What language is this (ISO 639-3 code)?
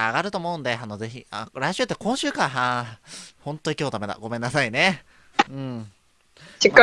jpn